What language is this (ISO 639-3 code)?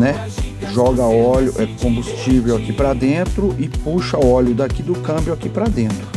por